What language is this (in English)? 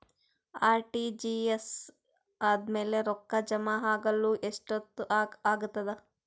Kannada